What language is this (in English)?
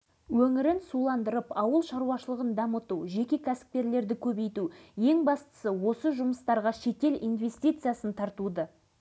Kazakh